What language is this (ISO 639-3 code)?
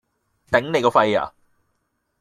yue